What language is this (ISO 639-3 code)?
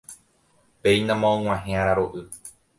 grn